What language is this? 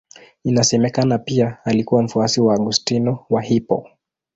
Swahili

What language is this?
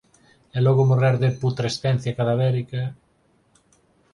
Galician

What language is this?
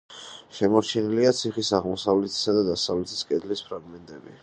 Georgian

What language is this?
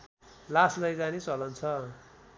Nepali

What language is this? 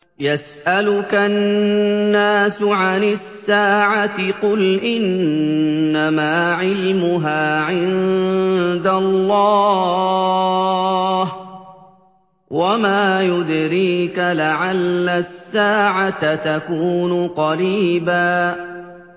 Arabic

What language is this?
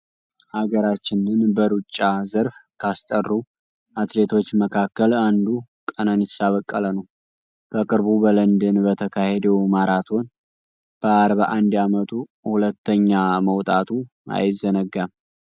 Amharic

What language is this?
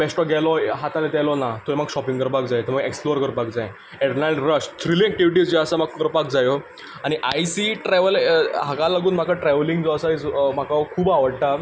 Konkani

